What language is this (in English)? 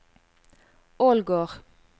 Norwegian